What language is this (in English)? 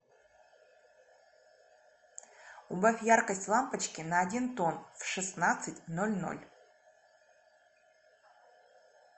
Russian